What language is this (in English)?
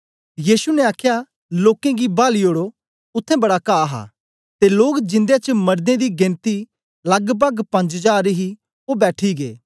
Dogri